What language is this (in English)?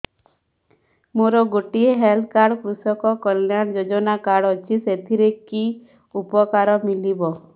Odia